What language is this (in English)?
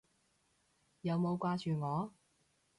Cantonese